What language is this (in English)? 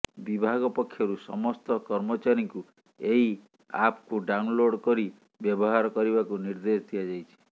Odia